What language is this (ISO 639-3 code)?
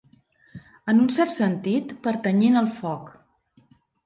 cat